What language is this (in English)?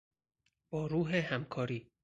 Persian